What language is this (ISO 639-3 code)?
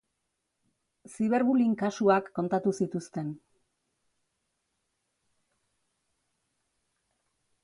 eus